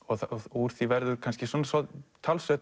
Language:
Icelandic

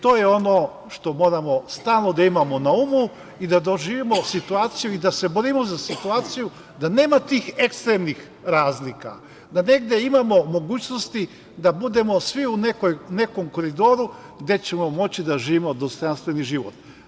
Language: Serbian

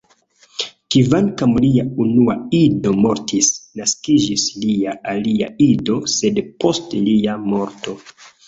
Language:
Esperanto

